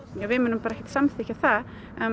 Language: Icelandic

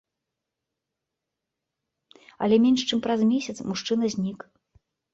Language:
Belarusian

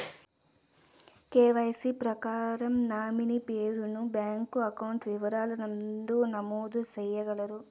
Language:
Telugu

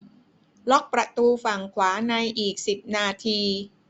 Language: Thai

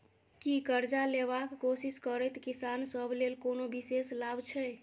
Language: Maithili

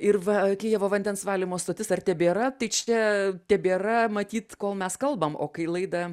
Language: Lithuanian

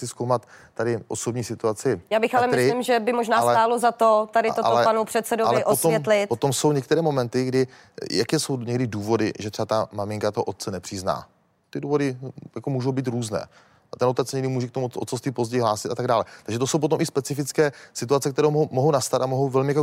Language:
Czech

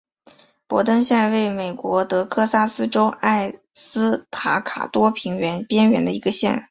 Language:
Chinese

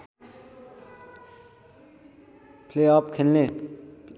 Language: Nepali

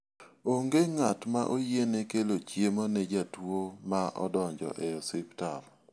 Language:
Luo (Kenya and Tanzania)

